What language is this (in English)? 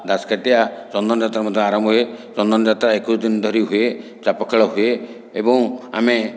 Odia